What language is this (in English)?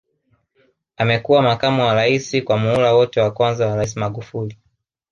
Swahili